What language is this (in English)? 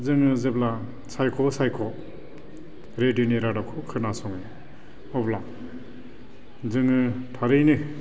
Bodo